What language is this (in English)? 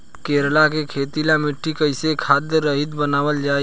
Bhojpuri